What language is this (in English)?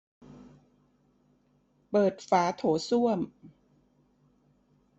Thai